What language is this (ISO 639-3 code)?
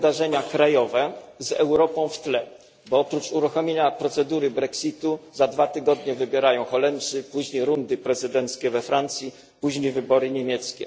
pol